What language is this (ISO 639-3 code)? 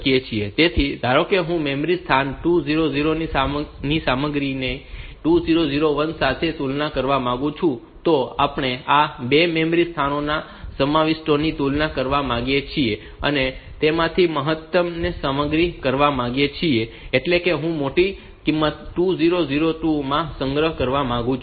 guj